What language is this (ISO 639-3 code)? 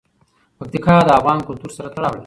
pus